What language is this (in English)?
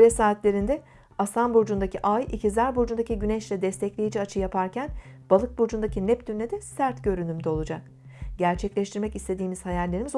Turkish